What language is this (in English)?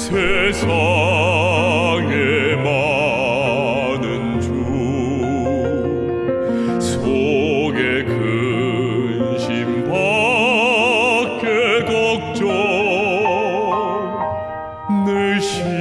Korean